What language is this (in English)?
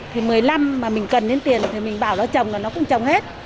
Vietnamese